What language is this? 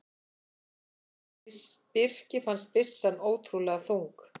Icelandic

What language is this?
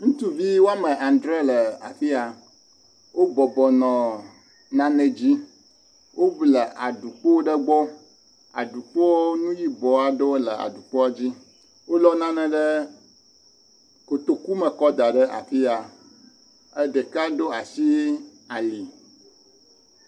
Ewe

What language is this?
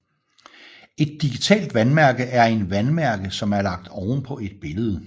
Danish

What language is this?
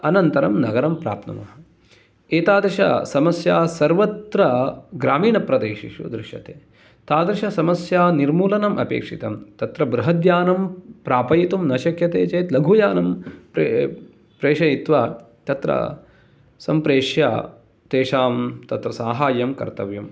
Sanskrit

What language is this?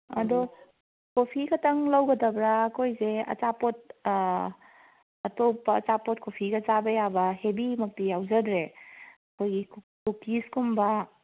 Manipuri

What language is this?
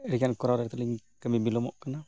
Santali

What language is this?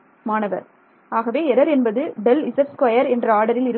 Tamil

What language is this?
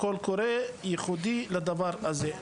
Hebrew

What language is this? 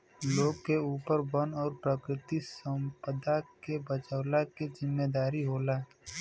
Bhojpuri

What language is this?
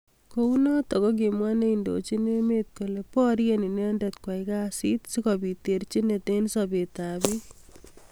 Kalenjin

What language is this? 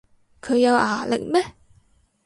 Cantonese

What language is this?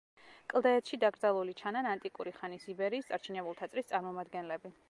Georgian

